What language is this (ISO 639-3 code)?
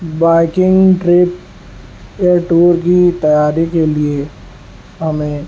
urd